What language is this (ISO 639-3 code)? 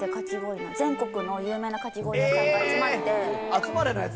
jpn